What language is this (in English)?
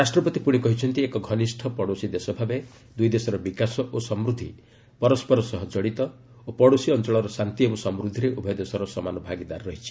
Odia